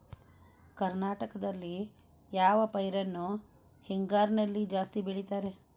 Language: Kannada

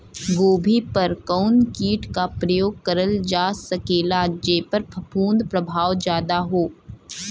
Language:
Bhojpuri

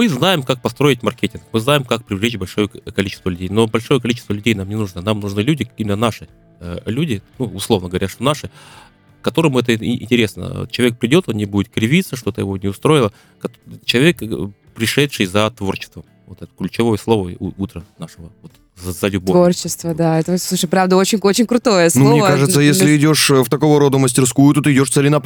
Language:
Russian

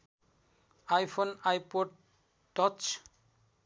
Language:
Nepali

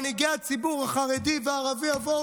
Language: Hebrew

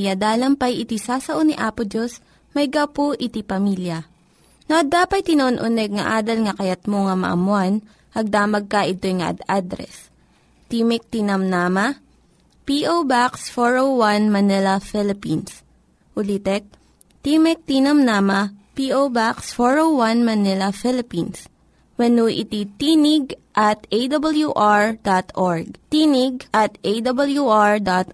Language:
Filipino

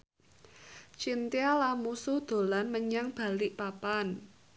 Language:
Javanese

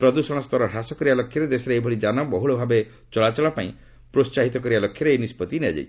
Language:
Odia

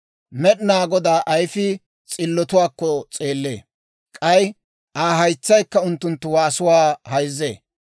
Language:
Dawro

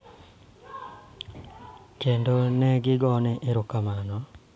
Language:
Luo (Kenya and Tanzania)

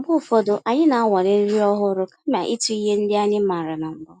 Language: Igbo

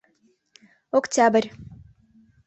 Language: Mari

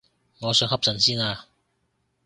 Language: Cantonese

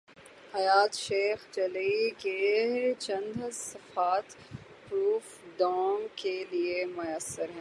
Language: Urdu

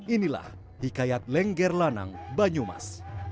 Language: Indonesian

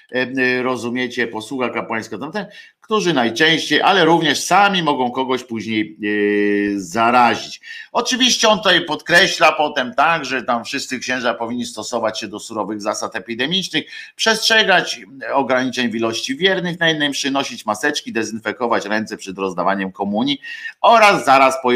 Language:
Polish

